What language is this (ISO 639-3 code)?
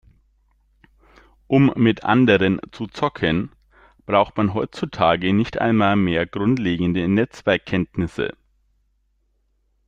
deu